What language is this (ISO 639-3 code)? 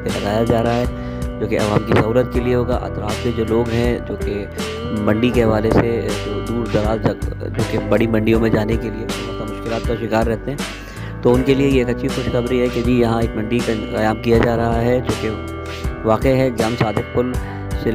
hin